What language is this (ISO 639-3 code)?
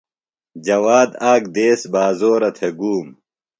phl